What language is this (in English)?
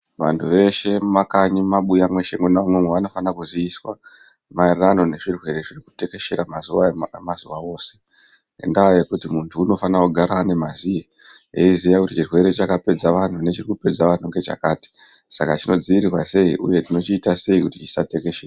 Ndau